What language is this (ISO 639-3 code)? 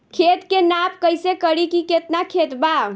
bho